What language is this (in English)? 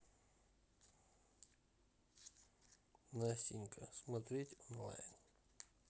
Russian